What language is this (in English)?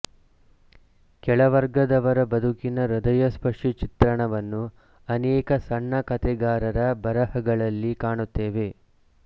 Kannada